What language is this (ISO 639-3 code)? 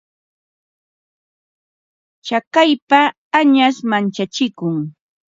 qva